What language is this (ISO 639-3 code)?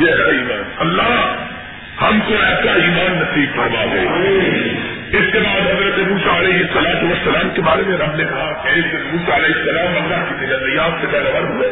urd